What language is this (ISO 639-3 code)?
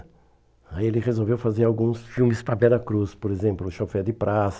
por